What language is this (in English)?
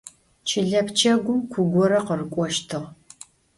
Adyghe